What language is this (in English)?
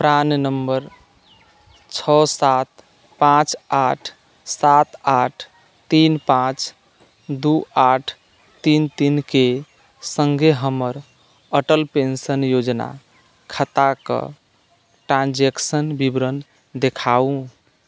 Maithili